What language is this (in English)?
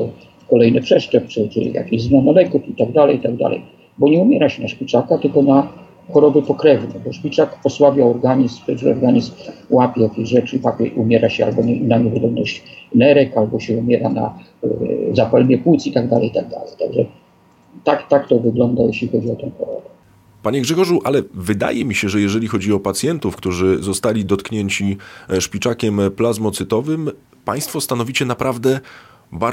Polish